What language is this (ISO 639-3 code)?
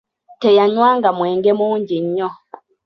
lug